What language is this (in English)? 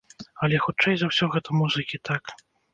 Belarusian